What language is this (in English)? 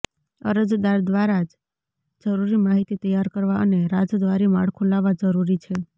Gujarati